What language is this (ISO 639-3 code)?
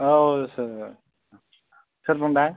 brx